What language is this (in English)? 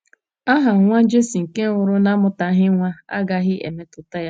Igbo